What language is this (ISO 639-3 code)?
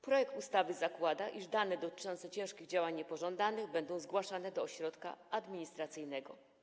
pol